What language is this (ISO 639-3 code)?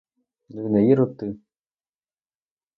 ukr